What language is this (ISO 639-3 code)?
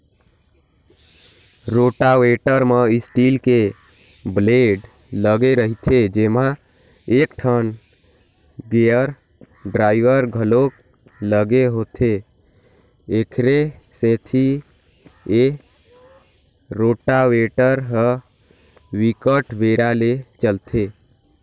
hne